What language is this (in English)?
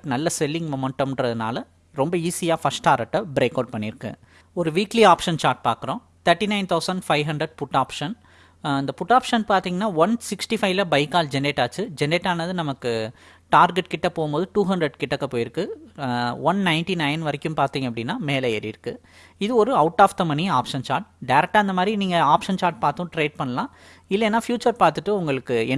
Tamil